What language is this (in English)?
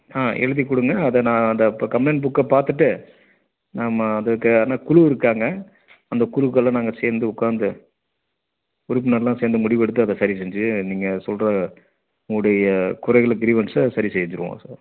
Tamil